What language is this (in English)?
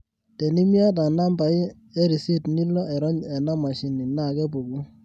Masai